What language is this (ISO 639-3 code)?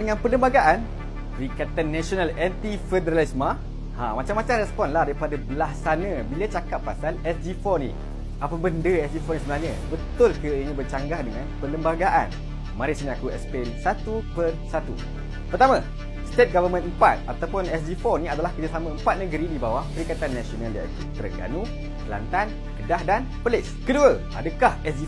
msa